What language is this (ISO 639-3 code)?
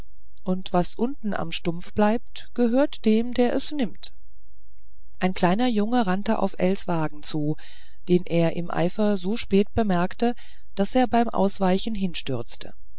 deu